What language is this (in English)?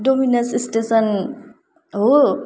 Nepali